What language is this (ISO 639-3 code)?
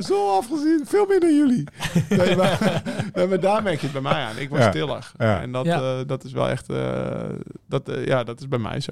nld